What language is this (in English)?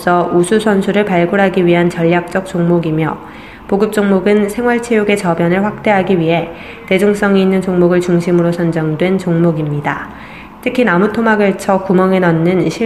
Korean